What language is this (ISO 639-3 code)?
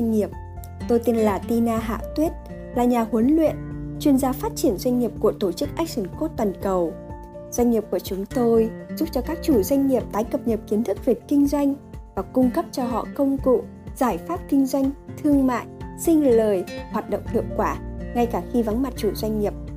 vie